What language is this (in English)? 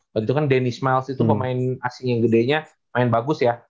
Indonesian